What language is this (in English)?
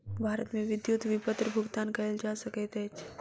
Maithili